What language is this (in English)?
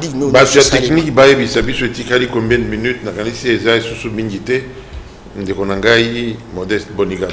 French